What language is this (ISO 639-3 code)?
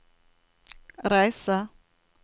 nor